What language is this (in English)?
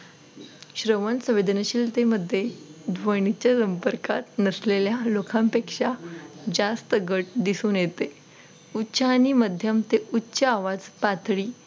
Marathi